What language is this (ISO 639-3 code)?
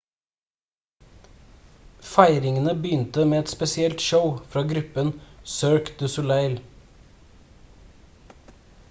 nob